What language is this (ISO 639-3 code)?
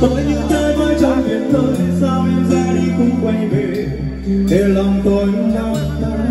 tha